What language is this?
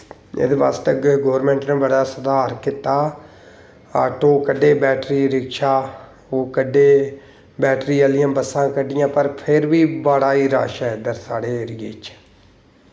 Dogri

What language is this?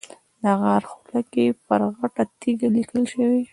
Pashto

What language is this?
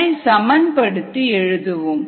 Tamil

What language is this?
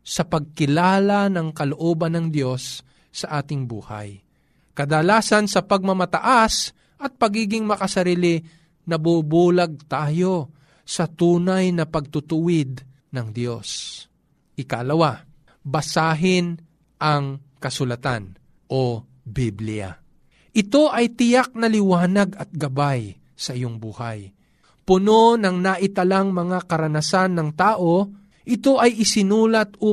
Filipino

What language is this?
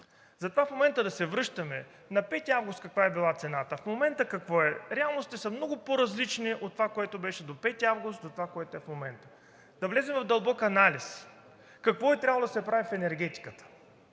Bulgarian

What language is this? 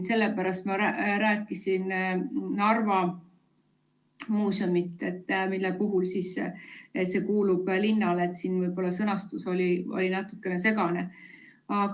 Estonian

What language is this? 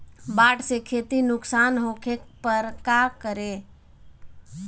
Bhojpuri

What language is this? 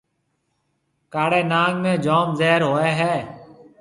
Marwari (Pakistan)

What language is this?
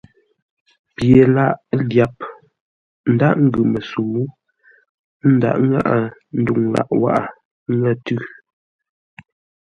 Ngombale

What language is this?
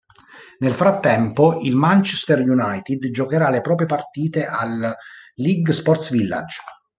Italian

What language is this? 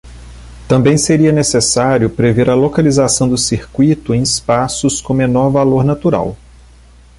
Portuguese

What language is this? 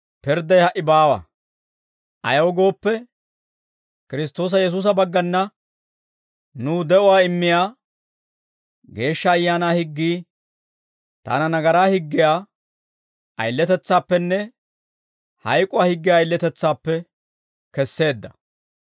Dawro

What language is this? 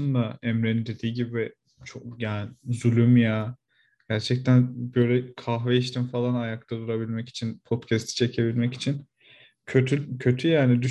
Turkish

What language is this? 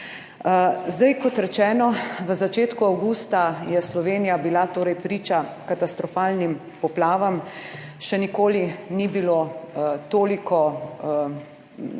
Slovenian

